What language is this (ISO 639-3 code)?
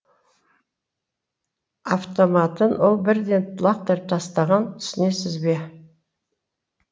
kaz